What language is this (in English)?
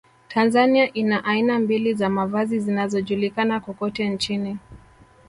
Swahili